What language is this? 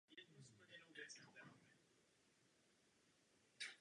Czech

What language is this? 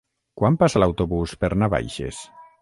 Catalan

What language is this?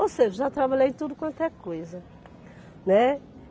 Portuguese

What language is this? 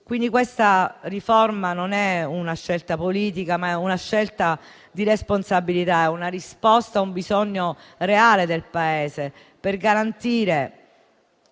Italian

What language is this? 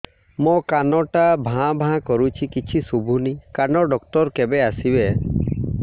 Odia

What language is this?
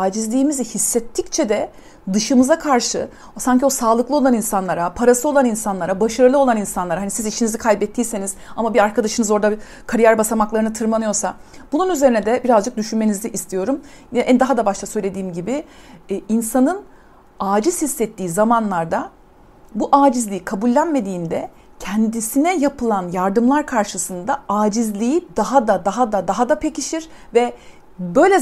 Turkish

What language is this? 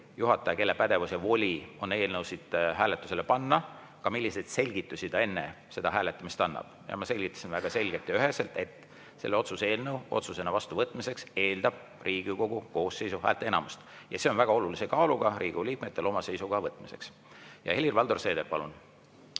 Estonian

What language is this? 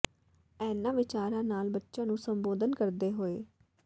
Punjabi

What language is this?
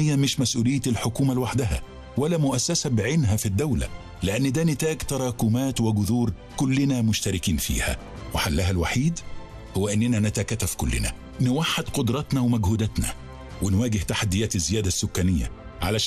Arabic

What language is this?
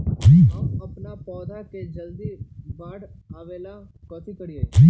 Magahi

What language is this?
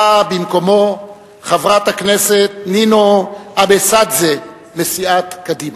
Hebrew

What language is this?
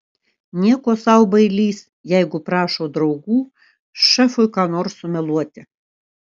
Lithuanian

